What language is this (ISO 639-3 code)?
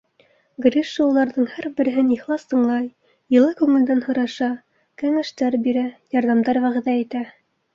bak